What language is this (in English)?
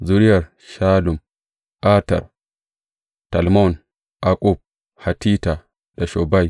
Hausa